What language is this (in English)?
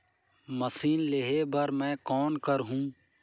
Chhattisgarhi